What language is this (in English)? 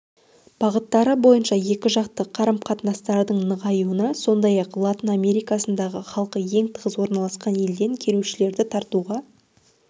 Kazakh